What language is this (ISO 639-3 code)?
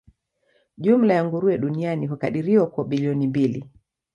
swa